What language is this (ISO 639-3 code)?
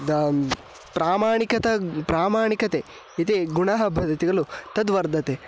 san